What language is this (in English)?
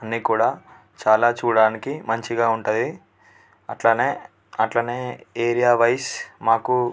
Telugu